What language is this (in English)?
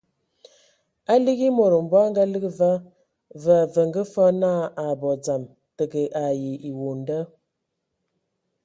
Ewondo